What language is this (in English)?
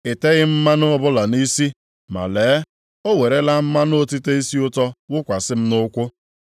Igbo